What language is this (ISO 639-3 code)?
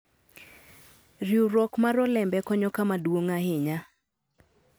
luo